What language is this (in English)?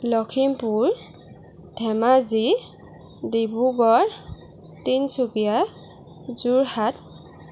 Assamese